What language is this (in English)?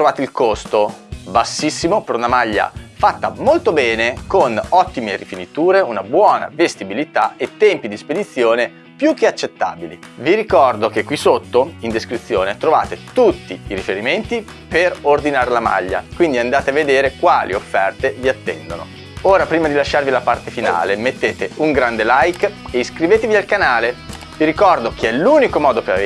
Italian